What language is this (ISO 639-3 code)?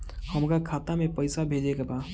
bho